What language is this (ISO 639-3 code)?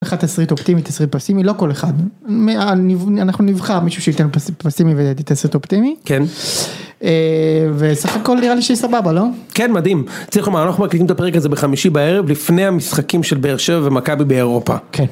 heb